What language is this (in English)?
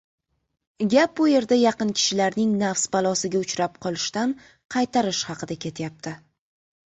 Uzbek